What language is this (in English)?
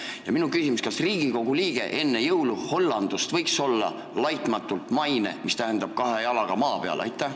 Estonian